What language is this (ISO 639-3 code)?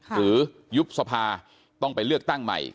tha